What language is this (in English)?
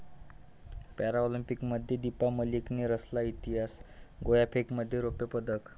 Marathi